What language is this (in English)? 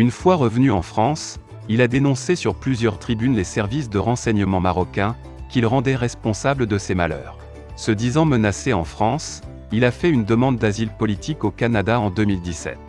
French